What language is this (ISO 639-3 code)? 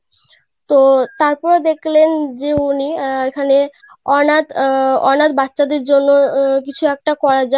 ben